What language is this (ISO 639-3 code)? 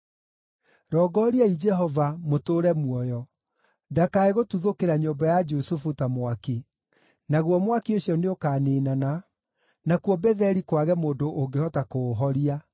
kik